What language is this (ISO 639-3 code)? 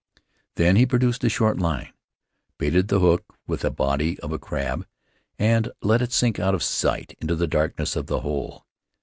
eng